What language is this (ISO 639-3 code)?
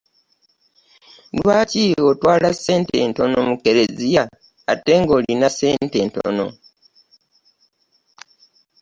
lug